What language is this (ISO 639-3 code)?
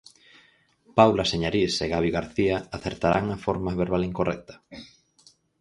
glg